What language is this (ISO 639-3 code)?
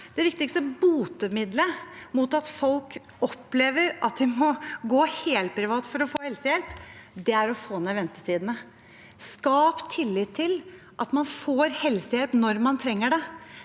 nor